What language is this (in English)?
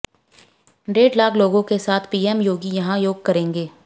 Hindi